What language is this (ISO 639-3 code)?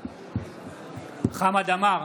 heb